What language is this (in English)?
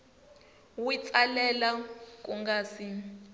Tsonga